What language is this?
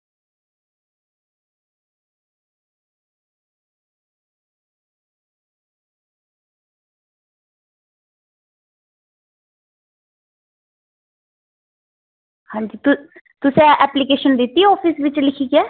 Dogri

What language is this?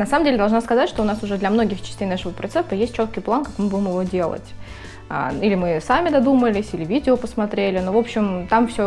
Russian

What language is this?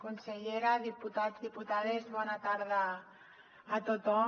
Catalan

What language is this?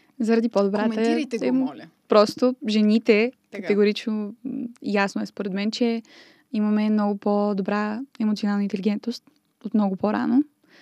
Bulgarian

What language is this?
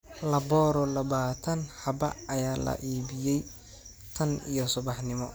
Somali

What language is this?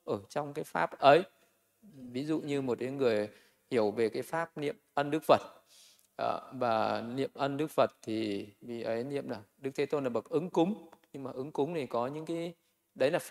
Vietnamese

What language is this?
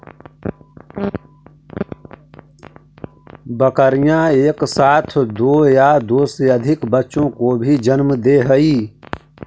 Magahi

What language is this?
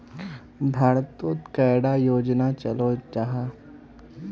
Magahi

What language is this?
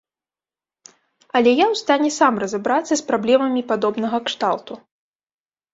Belarusian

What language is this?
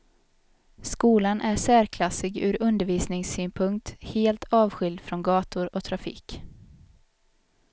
Swedish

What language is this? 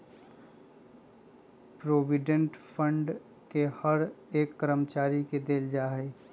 Magahi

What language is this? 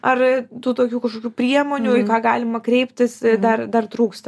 Lithuanian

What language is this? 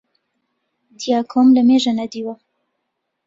Central Kurdish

